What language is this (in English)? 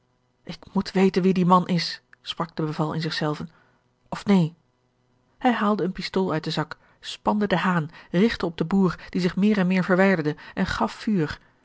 Dutch